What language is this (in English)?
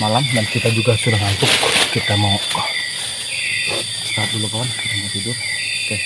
Indonesian